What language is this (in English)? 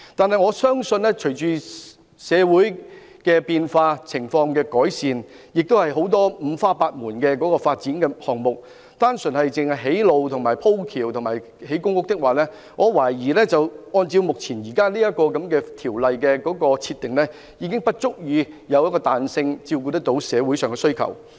Cantonese